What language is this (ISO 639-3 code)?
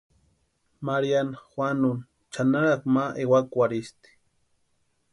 pua